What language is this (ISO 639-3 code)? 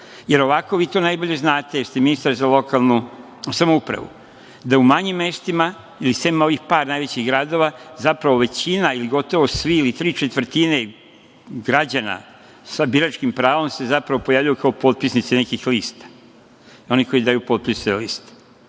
srp